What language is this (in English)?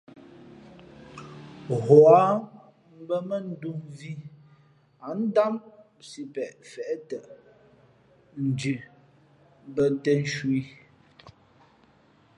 Fe'fe'